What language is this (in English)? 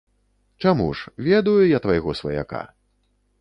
Belarusian